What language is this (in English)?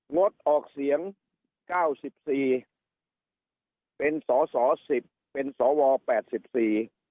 Thai